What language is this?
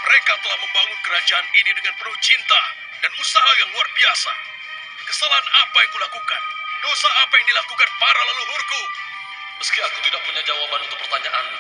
Indonesian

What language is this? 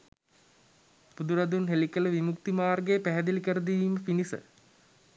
Sinhala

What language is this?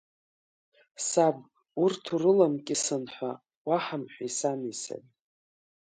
Abkhazian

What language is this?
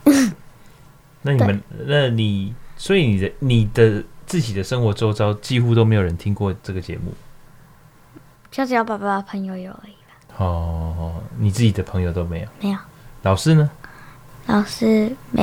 Chinese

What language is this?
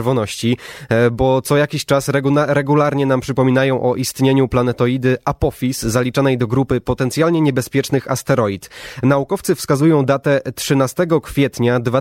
Polish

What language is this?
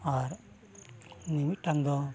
Santali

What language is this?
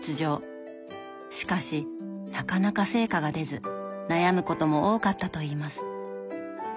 Japanese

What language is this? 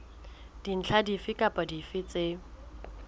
Southern Sotho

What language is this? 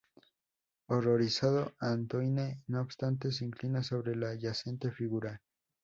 Spanish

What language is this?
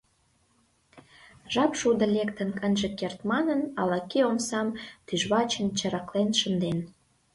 Mari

